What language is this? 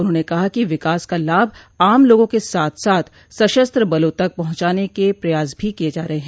Hindi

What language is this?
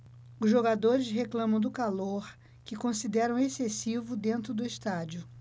Portuguese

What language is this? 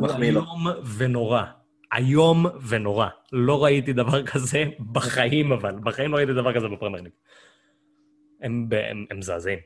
Hebrew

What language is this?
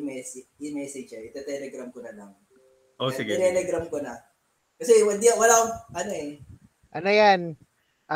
Filipino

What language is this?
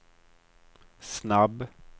Swedish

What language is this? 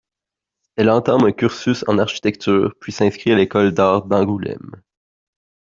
French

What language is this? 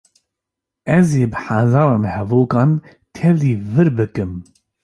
Kurdish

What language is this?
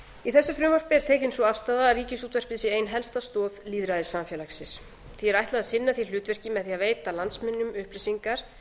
Icelandic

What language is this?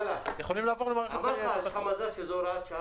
Hebrew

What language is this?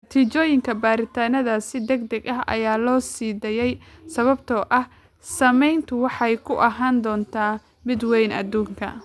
Somali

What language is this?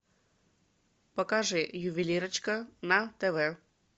Russian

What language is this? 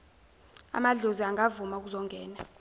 Zulu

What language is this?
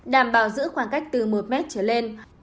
Vietnamese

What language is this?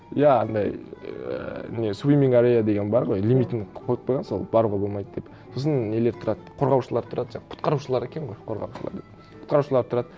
Kazakh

